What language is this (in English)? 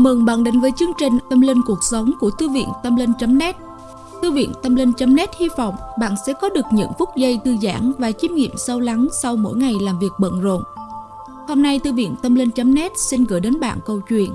Vietnamese